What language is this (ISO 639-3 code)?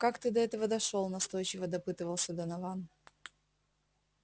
rus